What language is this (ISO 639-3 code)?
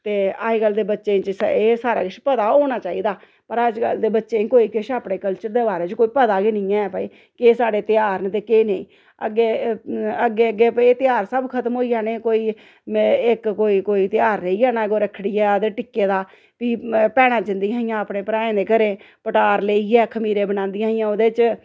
doi